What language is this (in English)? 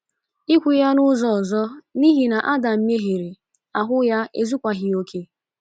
Igbo